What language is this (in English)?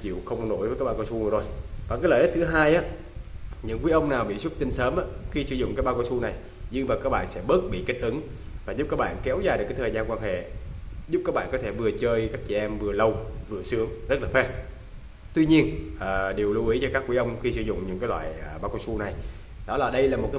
Vietnamese